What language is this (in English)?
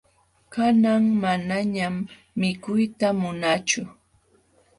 Jauja Wanca Quechua